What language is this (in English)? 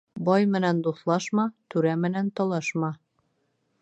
Bashkir